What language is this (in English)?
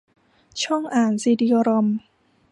Thai